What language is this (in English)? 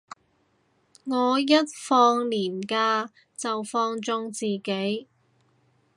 Cantonese